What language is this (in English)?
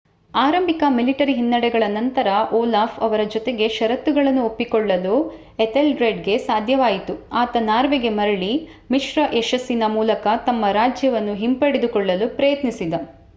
Kannada